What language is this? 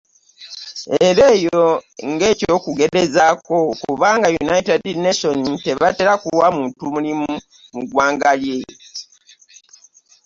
Ganda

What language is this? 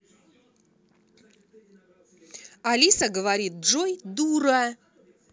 Russian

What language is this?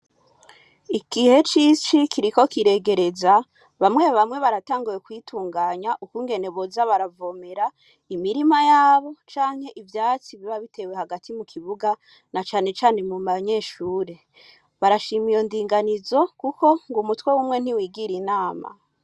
Rundi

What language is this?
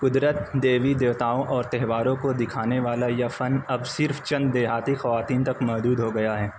Urdu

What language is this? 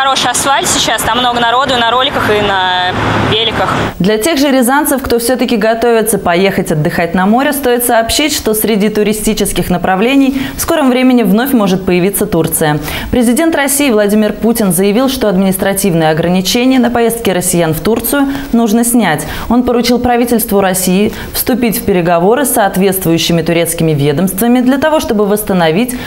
Russian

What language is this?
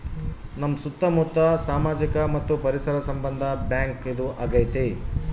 Kannada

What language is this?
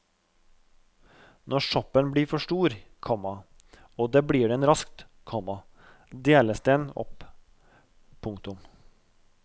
Norwegian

